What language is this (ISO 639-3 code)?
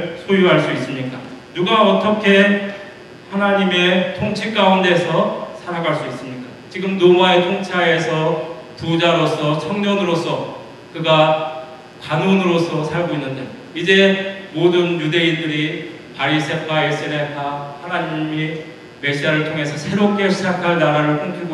kor